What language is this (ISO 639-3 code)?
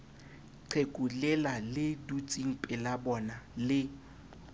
sot